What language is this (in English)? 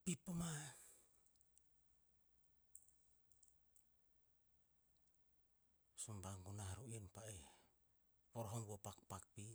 Tinputz